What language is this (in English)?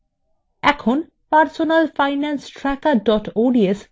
Bangla